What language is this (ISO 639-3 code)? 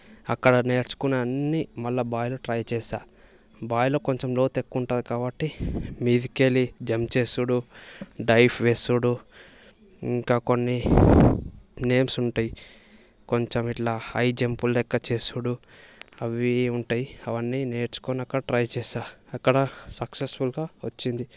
tel